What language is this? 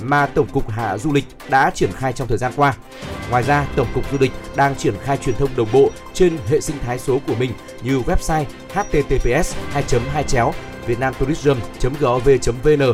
Vietnamese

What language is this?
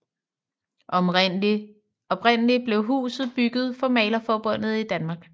Danish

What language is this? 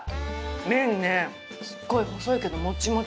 Japanese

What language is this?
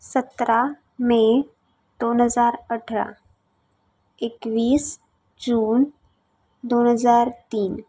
Marathi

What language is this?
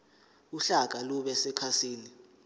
Zulu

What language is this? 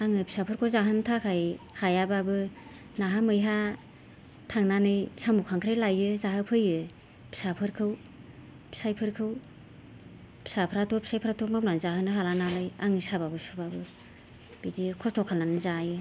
Bodo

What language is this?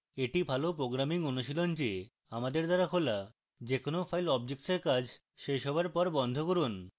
Bangla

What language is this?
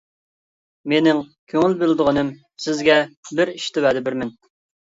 Uyghur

